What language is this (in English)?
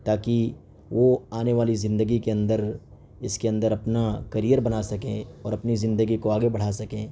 Urdu